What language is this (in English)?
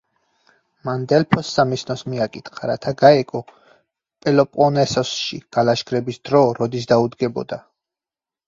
Georgian